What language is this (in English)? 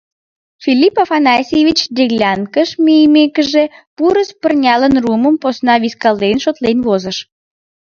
Mari